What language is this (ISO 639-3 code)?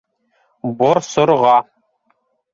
bak